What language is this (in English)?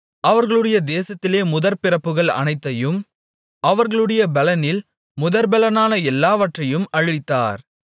Tamil